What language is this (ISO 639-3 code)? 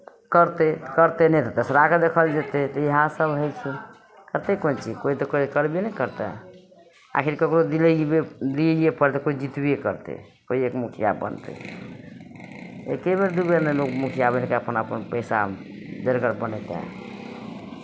mai